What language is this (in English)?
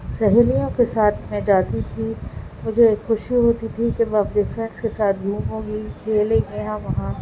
Urdu